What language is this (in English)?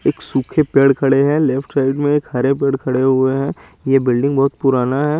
Hindi